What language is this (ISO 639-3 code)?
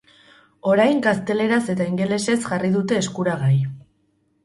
eus